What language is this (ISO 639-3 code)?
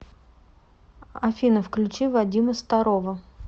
rus